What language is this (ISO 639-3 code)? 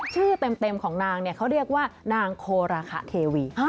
tha